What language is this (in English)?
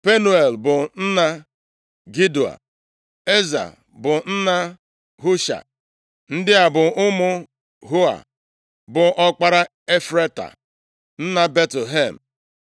Igbo